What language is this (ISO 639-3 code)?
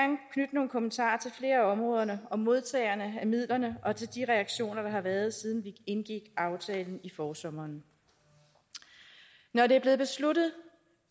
dan